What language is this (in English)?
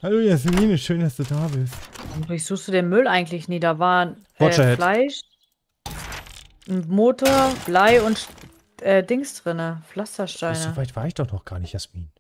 German